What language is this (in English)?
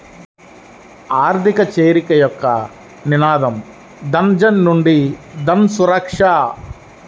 Telugu